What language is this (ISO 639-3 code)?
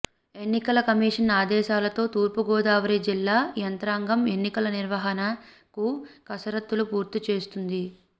tel